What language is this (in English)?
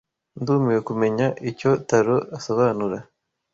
Kinyarwanda